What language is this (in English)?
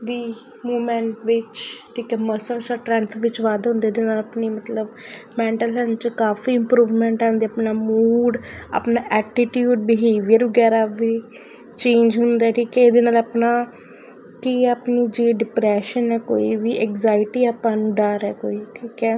Punjabi